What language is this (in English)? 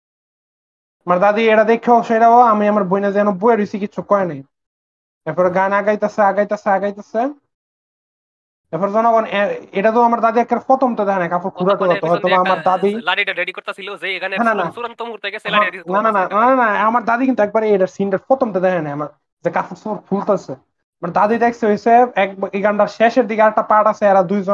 Bangla